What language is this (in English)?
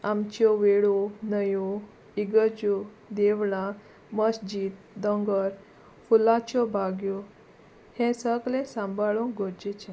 Konkani